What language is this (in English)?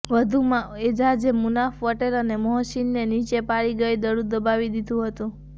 Gujarati